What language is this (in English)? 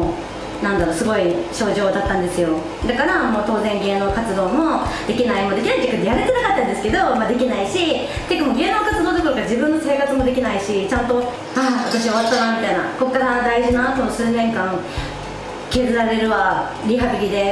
Japanese